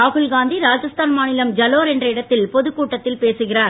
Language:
Tamil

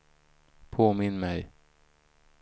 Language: Swedish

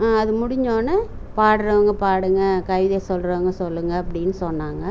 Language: Tamil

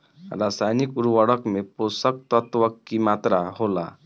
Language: Bhojpuri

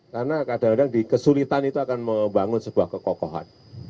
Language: Indonesian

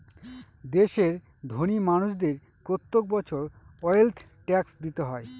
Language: Bangla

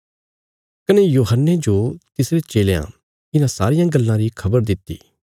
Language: Bilaspuri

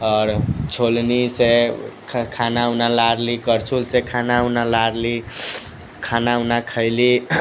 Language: Maithili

